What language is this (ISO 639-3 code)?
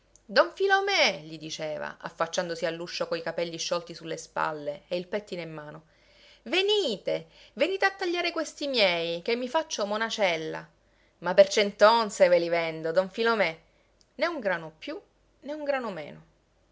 ita